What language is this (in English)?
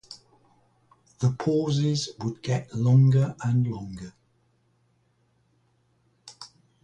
English